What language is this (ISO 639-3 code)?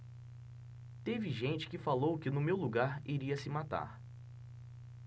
por